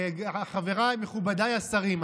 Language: Hebrew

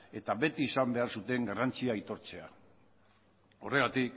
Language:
Basque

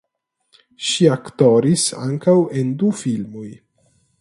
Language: Esperanto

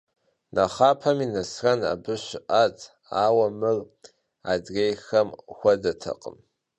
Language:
Kabardian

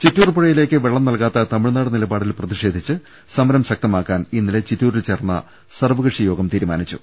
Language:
Malayalam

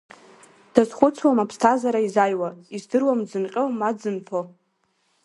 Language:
Abkhazian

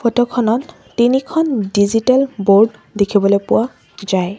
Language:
Assamese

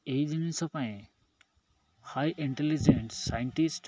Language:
Odia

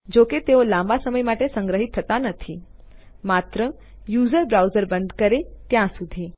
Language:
Gujarati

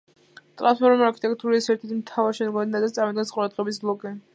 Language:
Georgian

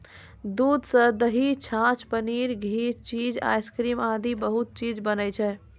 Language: Maithili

